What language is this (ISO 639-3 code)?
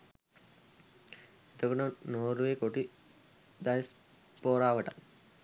sin